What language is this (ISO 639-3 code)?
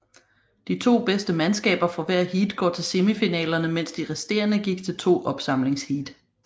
dan